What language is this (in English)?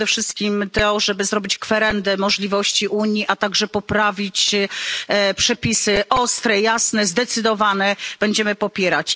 Polish